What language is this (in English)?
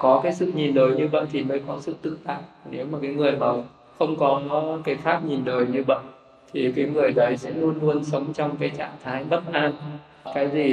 Vietnamese